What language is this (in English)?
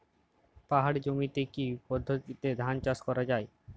Bangla